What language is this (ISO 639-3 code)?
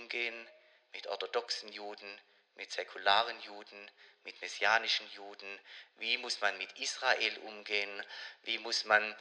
deu